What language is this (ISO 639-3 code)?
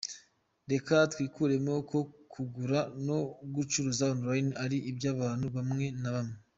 kin